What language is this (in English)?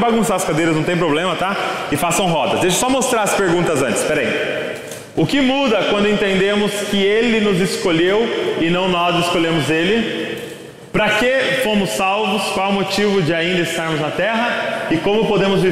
Portuguese